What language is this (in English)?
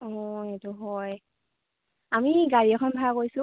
Assamese